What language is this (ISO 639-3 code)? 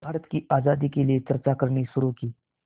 hin